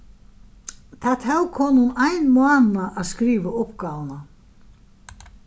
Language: Faroese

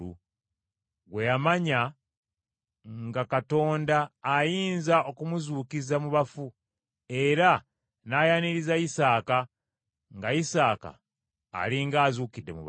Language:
Ganda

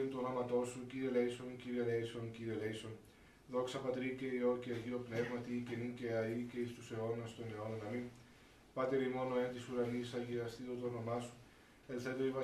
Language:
Greek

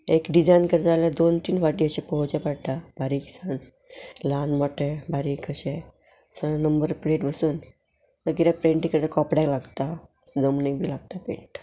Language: Konkani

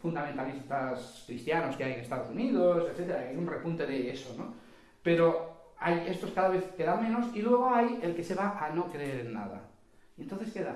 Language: Spanish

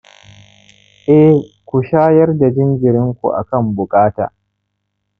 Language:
Hausa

